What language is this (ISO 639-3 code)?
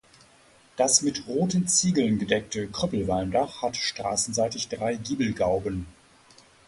deu